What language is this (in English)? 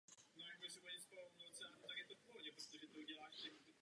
Czech